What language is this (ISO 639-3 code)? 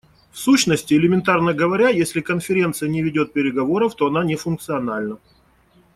rus